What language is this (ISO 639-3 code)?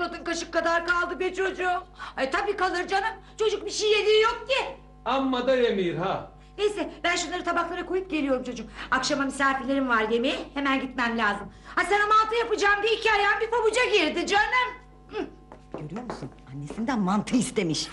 tur